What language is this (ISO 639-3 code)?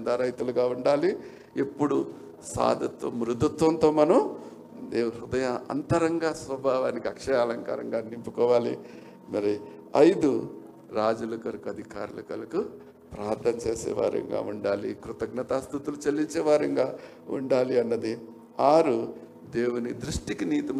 tel